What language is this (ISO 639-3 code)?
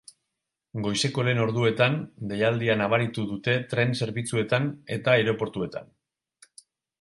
eus